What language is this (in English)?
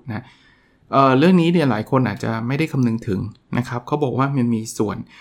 Thai